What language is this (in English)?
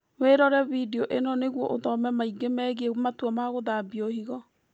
Kikuyu